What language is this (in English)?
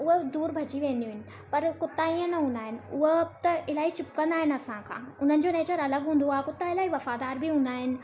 Sindhi